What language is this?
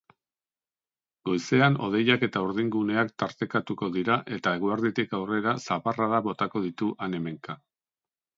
Basque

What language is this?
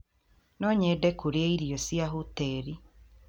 Kikuyu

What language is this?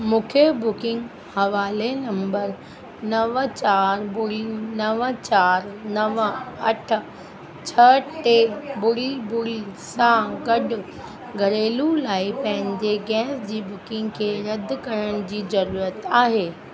Sindhi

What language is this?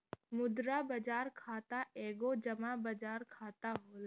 Bhojpuri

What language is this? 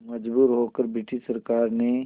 Hindi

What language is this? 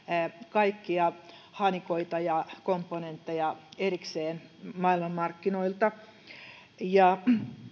Finnish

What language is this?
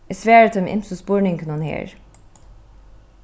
Faroese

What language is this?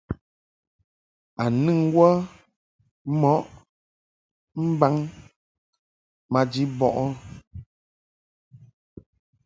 Mungaka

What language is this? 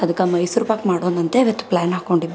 Kannada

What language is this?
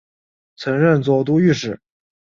Chinese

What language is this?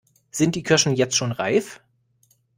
German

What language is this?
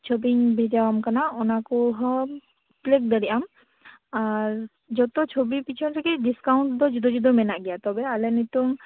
Santali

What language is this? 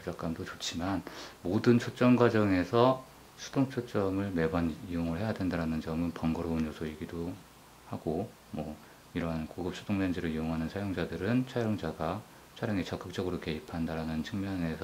Korean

